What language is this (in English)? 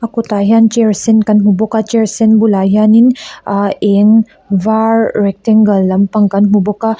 Mizo